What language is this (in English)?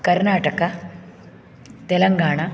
Sanskrit